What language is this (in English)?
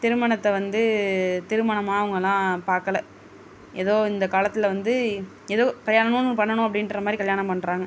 Tamil